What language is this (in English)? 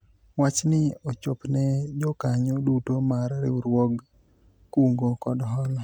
Luo (Kenya and Tanzania)